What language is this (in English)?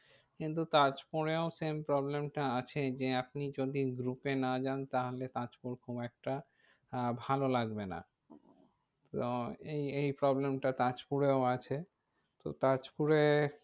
Bangla